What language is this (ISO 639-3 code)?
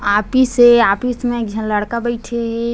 hne